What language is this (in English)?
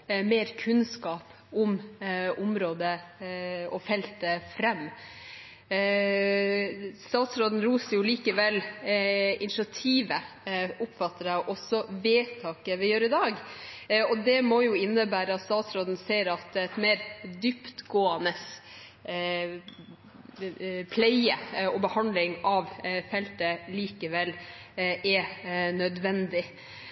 Norwegian Bokmål